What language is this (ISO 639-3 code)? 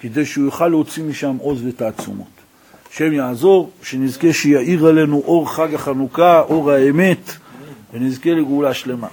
heb